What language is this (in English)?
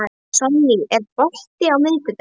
Icelandic